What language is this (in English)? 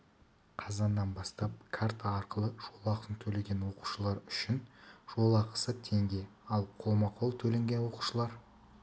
Kazakh